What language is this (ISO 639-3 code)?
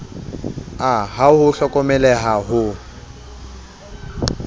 sot